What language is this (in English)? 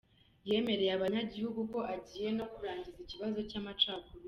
Kinyarwanda